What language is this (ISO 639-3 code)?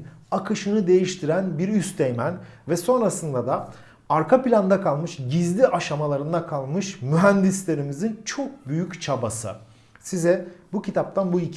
tur